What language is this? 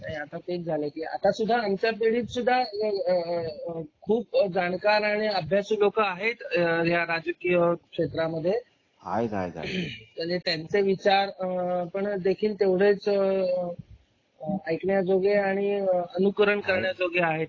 Marathi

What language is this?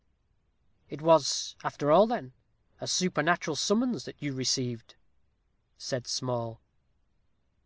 English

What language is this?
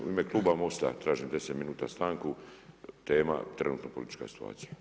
Croatian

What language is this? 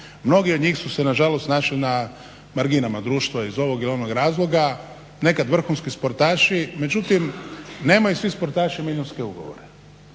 Croatian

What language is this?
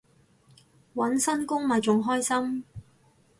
Cantonese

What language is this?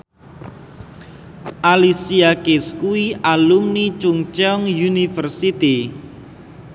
Javanese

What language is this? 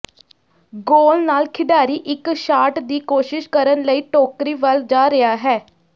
Punjabi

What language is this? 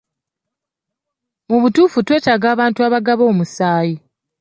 Ganda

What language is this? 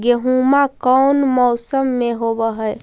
Magahi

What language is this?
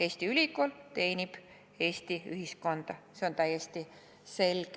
Estonian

